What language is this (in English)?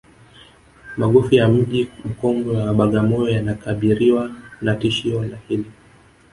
Swahili